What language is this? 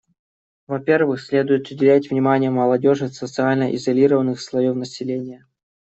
Russian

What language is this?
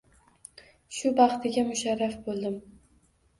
Uzbek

